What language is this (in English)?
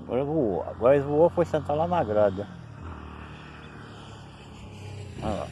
Portuguese